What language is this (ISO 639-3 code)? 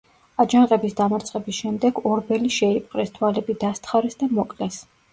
kat